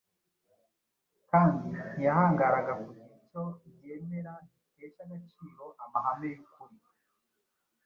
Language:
Kinyarwanda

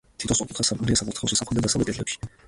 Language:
Georgian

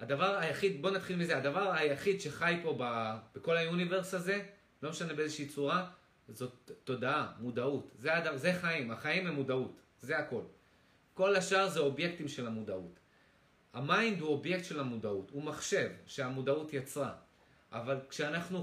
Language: Hebrew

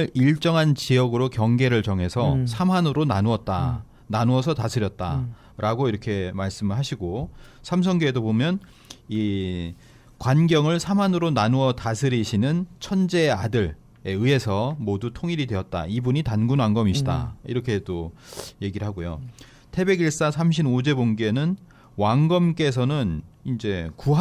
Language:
Korean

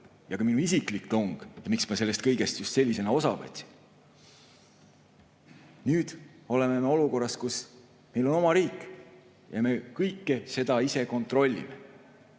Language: Estonian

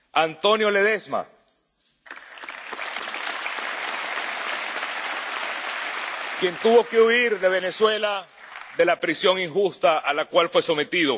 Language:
Spanish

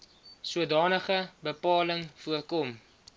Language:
Afrikaans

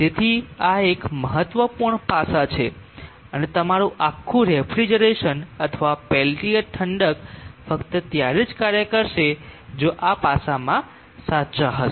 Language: Gujarati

